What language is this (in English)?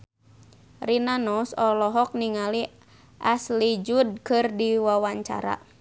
Sundanese